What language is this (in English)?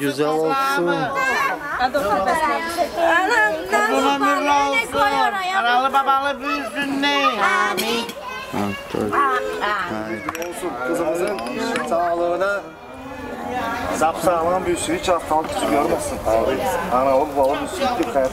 Turkish